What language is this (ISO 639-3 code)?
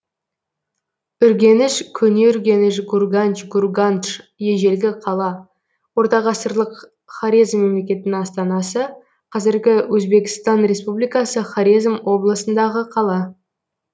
kaz